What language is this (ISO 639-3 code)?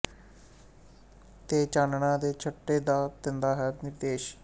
pan